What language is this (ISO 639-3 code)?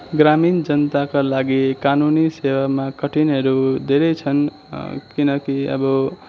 nep